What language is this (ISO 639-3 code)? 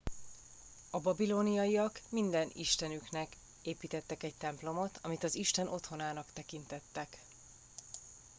hun